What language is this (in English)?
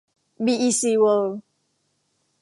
Thai